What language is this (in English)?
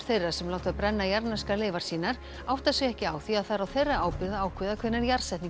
Icelandic